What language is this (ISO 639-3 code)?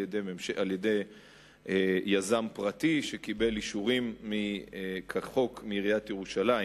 heb